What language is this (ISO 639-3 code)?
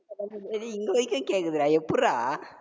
tam